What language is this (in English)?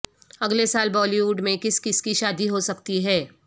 Urdu